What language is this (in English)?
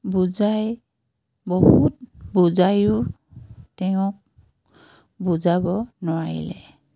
Assamese